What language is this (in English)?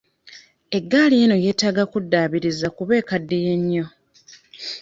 Ganda